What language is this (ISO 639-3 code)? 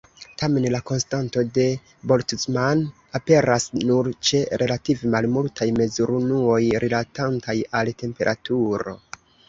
epo